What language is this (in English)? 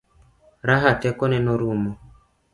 Luo (Kenya and Tanzania)